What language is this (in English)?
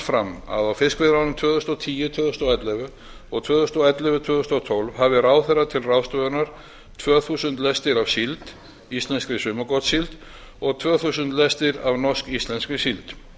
Icelandic